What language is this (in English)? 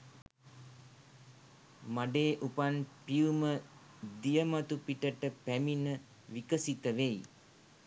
Sinhala